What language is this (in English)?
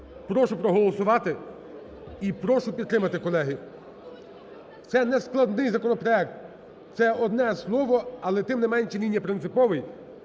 Ukrainian